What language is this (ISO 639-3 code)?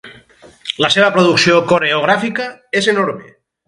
cat